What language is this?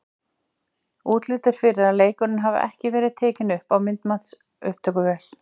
Icelandic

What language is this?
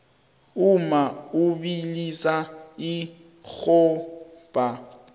South Ndebele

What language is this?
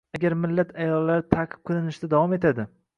Uzbek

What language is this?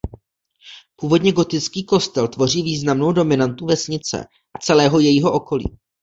Czech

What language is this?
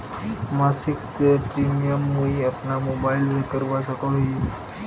Magahi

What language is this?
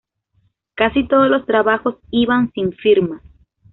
Spanish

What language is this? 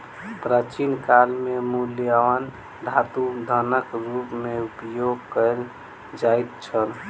Maithili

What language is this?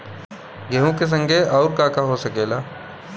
Bhojpuri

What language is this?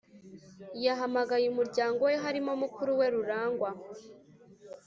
Kinyarwanda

